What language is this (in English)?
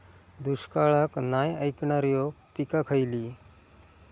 Marathi